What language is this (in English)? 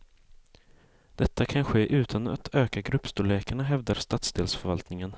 Swedish